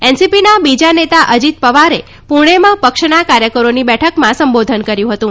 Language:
Gujarati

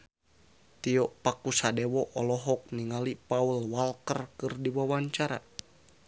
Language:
Sundanese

